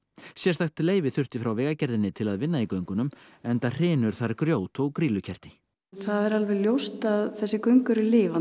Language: Icelandic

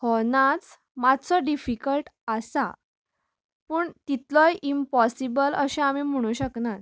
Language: Konkani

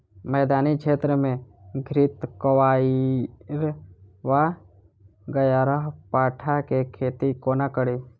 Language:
Maithili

